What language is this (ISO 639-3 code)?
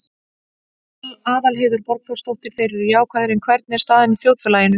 isl